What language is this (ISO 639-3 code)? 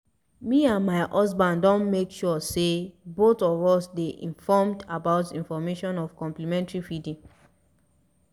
pcm